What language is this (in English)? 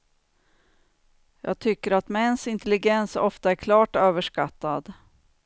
Swedish